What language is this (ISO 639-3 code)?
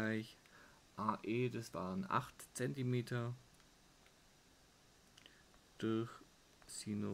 deu